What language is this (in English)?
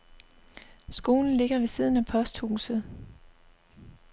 Danish